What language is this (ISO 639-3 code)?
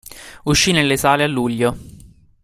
ita